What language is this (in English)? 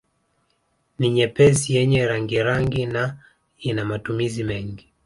Swahili